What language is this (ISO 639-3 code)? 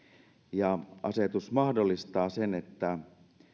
fin